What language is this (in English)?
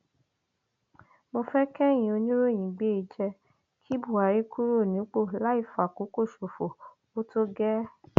Yoruba